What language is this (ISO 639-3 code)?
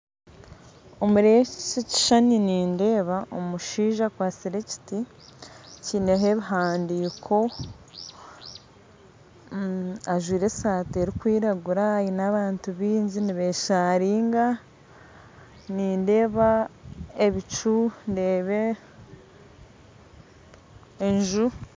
nyn